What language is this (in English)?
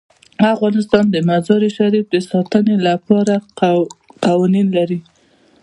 Pashto